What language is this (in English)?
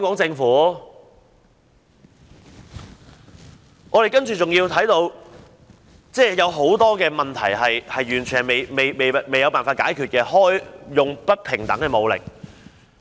Cantonese